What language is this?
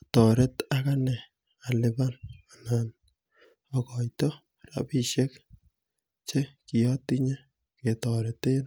Kalenjin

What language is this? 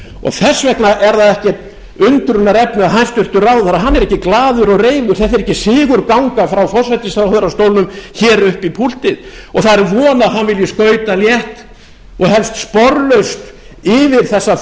Icelandic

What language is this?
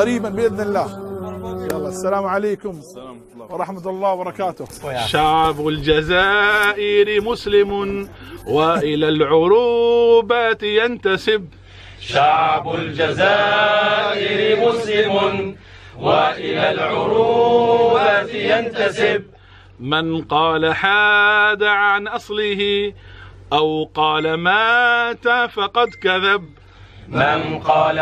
Arabic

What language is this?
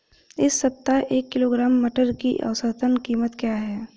Hindi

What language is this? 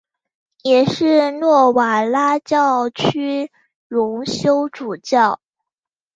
Chinese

